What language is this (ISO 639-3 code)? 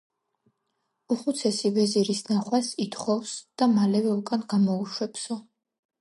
kat